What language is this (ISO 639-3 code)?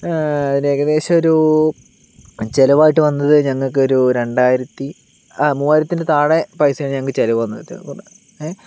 mal